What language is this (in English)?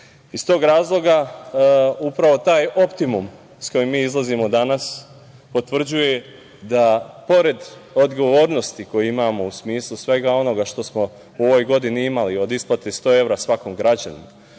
Serbian